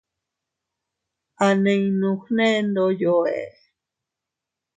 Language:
Teutila Cuicatec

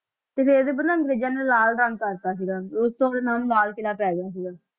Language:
Punjabi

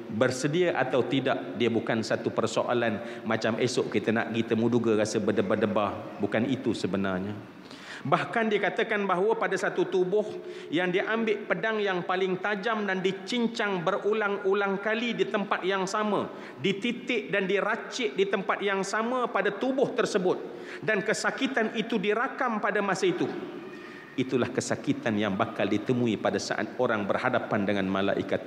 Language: Malay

